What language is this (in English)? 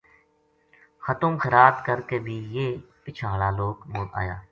Gujari